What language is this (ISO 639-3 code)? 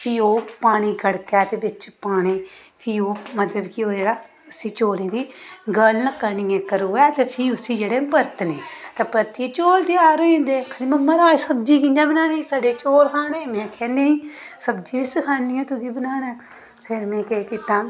doi